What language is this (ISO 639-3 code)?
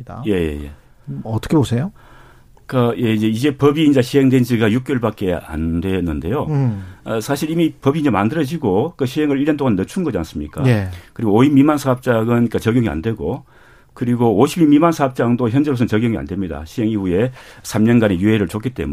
kor